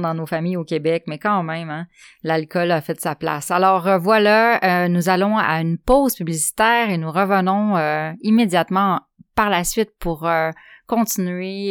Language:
French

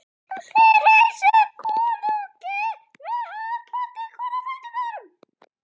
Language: Icelandic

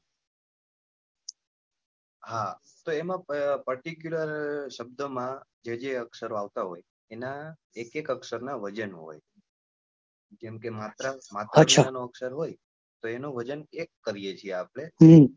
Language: Gujarati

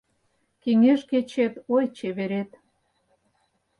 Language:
Mari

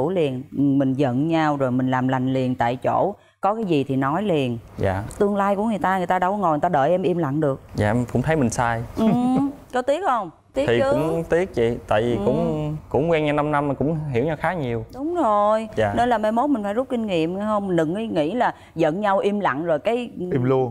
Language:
Vietnamese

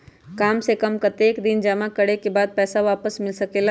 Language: Magahi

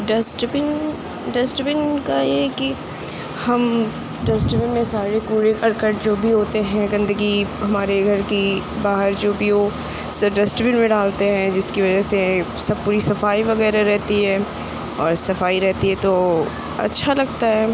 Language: Urdu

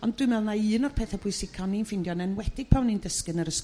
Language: Welsh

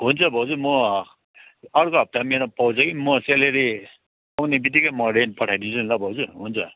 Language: Nepali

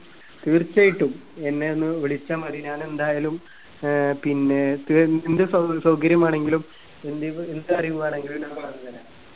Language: Malayalam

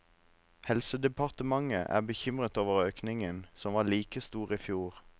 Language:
Norwegian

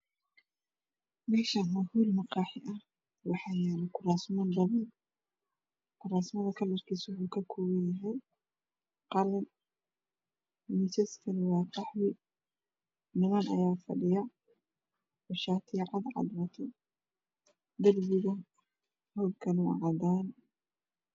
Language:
Somali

